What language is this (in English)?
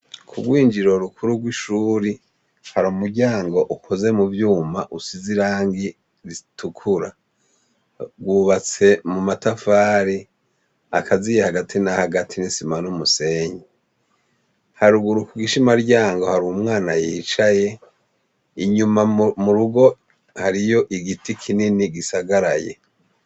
Rundi